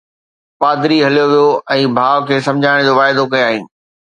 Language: Sindhi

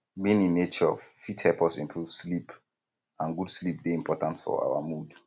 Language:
Nigerian Pidgin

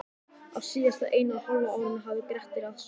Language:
Icelandic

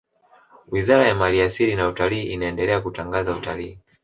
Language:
Swahili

